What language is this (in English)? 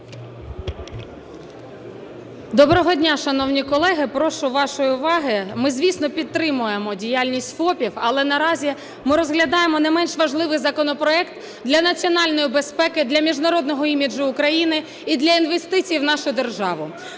Ukrainian